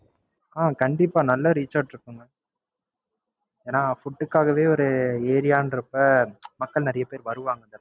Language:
Tamil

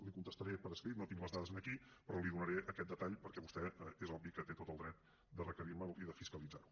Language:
Catalan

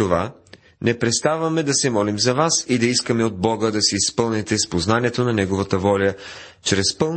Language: Bulgarian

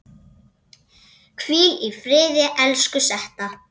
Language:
Icelandic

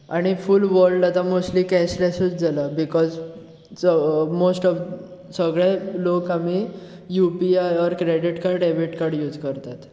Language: Konkani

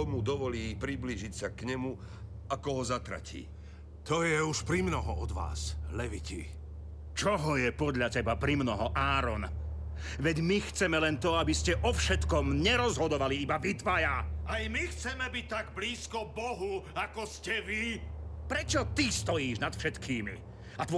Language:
Slovak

